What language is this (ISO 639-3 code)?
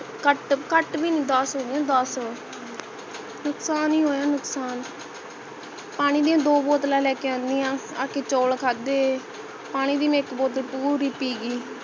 pan